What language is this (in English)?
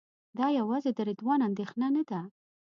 Pashto